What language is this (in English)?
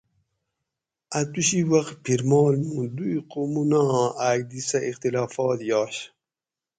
Gawri